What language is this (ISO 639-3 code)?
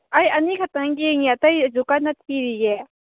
mni